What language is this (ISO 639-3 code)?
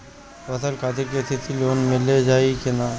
bho